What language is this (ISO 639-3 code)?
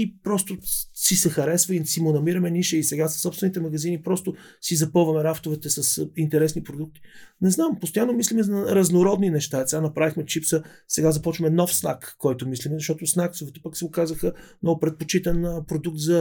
bul